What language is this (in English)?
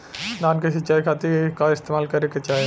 Bhojpuri